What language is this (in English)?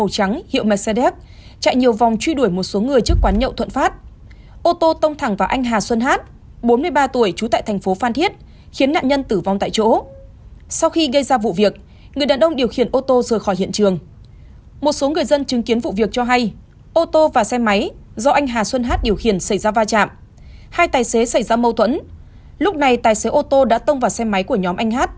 Vietnamese